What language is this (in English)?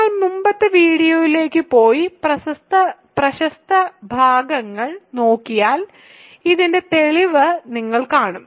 Malayalam